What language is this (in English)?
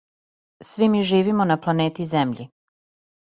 Serbian